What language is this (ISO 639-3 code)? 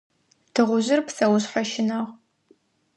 ady